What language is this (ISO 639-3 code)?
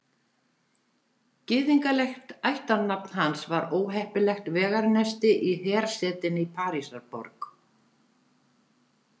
isl